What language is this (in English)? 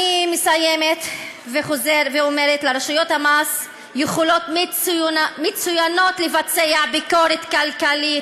Hebrew